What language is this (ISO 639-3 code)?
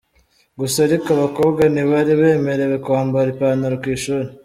kin